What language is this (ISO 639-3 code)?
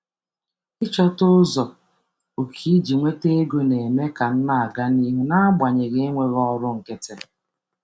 ibo